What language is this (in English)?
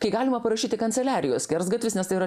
Lithuanian